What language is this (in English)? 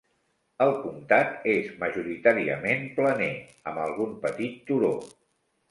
Catalan